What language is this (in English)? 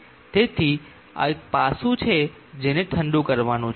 Gujarati